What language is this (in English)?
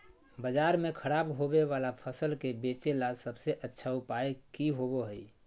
Magahi